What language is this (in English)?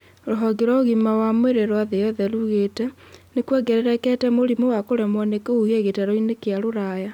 Kikuyu